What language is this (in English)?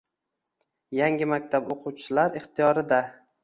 Uzbek